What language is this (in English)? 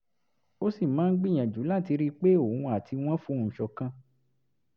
Yoruba